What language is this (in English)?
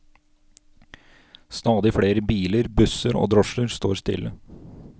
Norwegian